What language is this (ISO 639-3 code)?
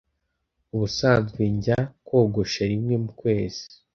kin